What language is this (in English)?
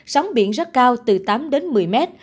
Vietnamese